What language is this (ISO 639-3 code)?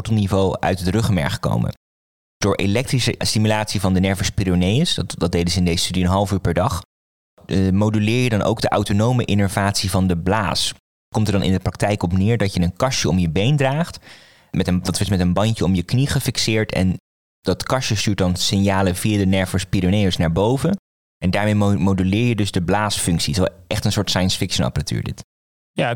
nld